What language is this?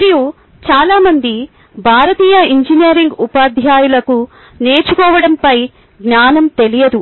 Telugu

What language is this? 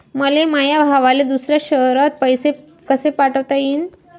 Marathi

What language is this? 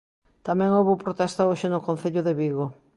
Galician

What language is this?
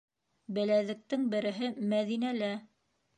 Bashkir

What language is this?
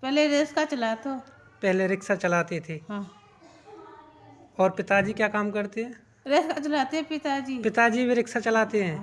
Hindi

